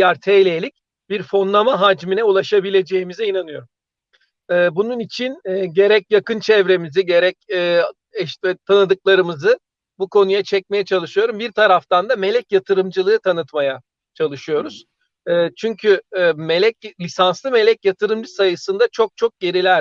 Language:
Turkish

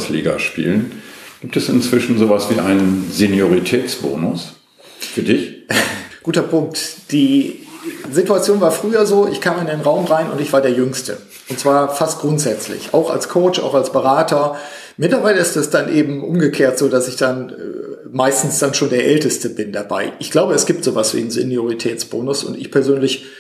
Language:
German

